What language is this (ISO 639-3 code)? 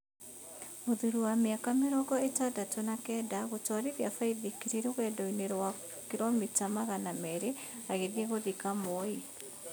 kik